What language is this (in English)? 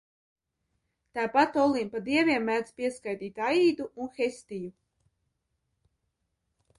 Latvian